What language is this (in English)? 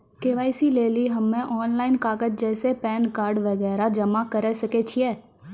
Maithili